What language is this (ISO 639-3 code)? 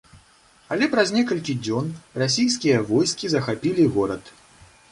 bel